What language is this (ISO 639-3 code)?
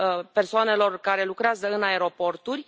ron